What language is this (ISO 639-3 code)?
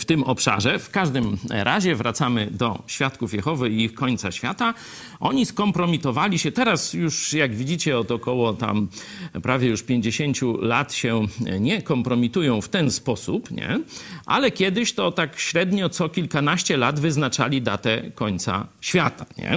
pol